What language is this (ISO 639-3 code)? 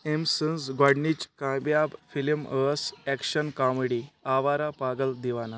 kas